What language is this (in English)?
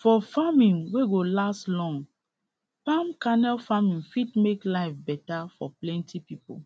Nigerian Pidgin